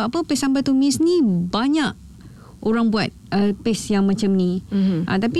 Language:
Malay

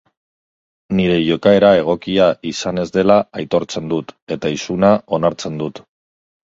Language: Basque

